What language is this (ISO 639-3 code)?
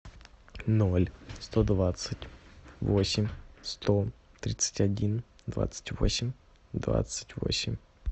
rus